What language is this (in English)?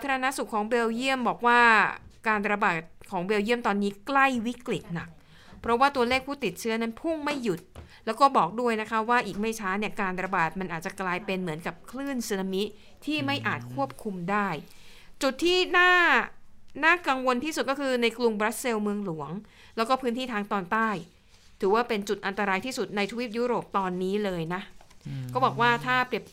Thai